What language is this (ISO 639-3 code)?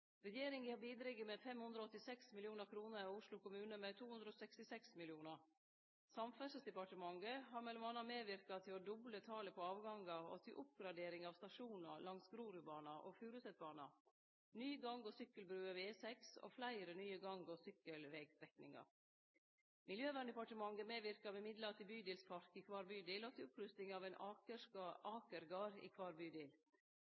nno